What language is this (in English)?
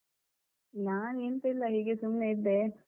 Kannada